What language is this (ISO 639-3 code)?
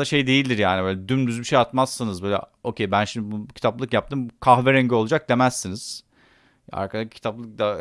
tur